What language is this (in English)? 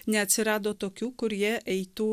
Lithuanian